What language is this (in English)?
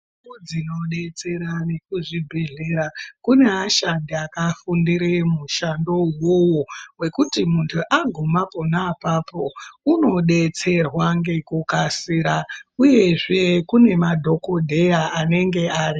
Ndau